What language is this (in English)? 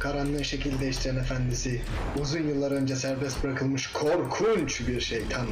Turkish